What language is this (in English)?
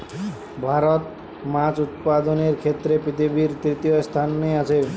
Bangla